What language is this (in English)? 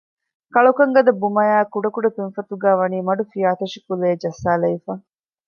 Divehi